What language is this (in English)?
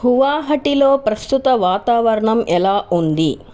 Telugu